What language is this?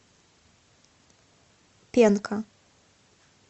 Russian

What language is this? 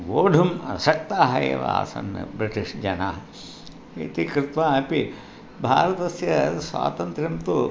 Sanskrit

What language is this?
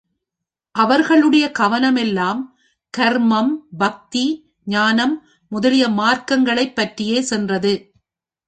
Tamil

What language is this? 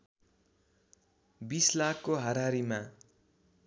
Nepali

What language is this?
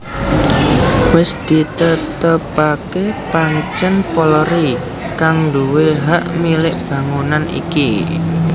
Javanese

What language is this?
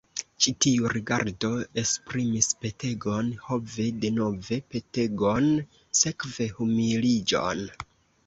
Esperanto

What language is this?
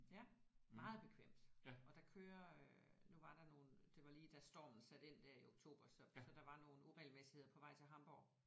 Danish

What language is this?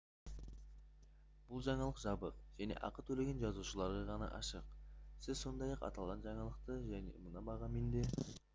Kazakh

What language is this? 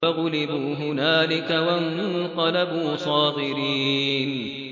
Arabic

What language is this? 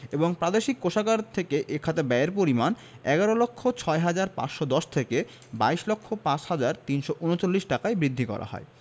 Bangla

